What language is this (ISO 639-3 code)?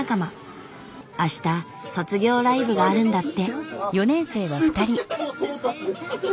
jpn